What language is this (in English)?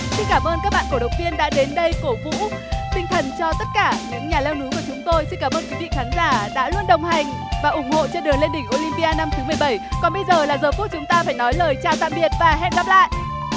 Vietnamese